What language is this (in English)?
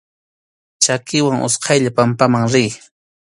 Arequipa-La Unión Quechua